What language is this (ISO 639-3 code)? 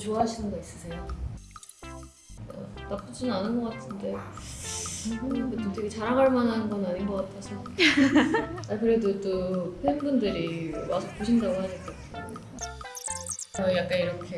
kor